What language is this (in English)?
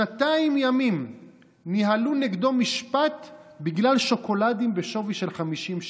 Hebrew